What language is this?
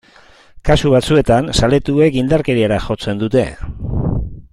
Basque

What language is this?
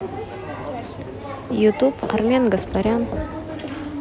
Russian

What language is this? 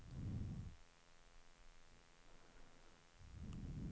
Swedish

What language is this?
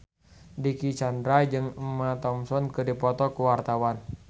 Sundanese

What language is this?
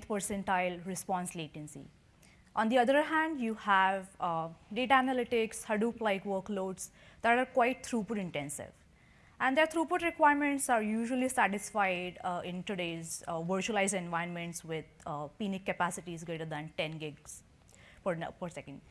English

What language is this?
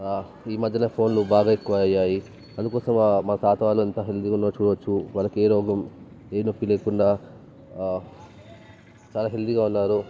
Telugu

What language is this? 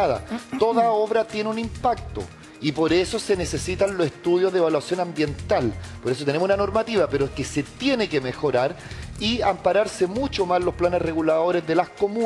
Spanish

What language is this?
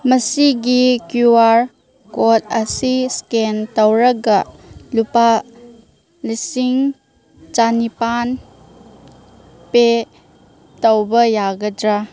Manipuri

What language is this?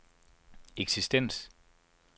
Danish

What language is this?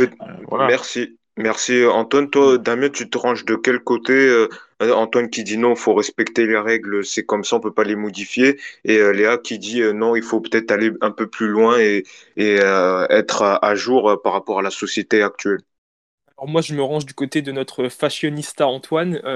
French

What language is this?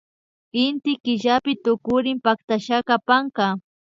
Imbabura Highland Quichua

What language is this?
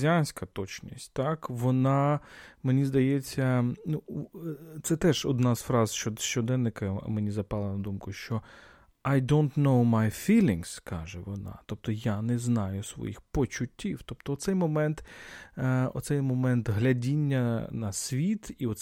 Ukrainian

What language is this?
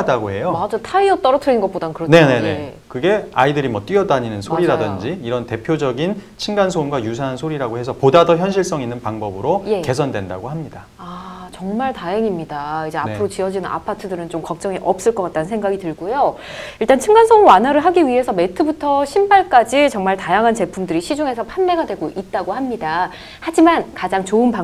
Korean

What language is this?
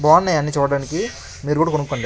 Telugu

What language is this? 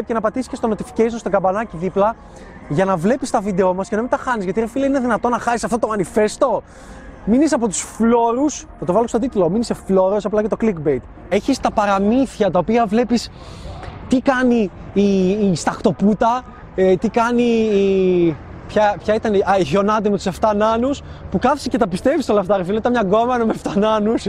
Greek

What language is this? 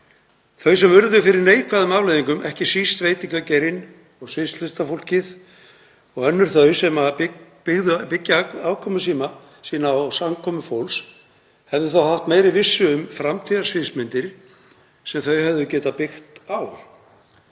Icelandic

